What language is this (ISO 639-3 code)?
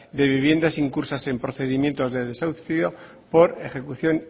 spa